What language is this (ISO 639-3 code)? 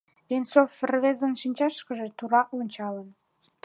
chm